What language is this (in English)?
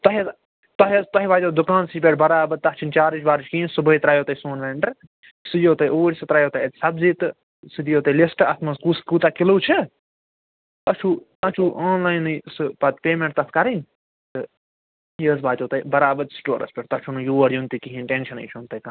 Kashmiri